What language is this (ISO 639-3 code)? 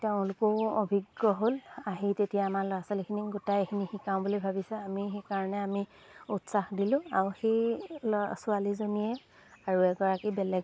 asm